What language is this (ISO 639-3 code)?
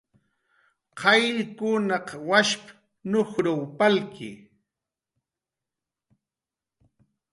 jqr